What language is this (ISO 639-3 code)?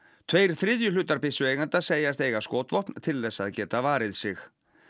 isl